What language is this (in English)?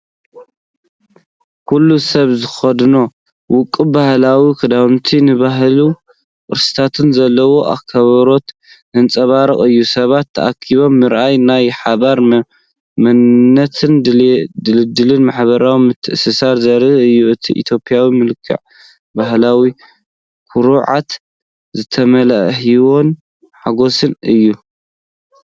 Tigrinya